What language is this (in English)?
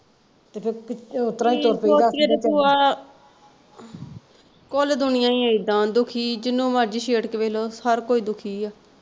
Punjabi